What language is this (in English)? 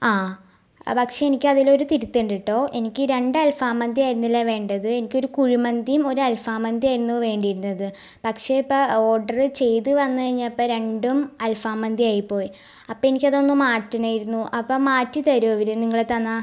Malayalam